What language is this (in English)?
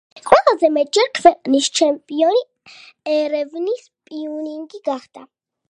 Georgian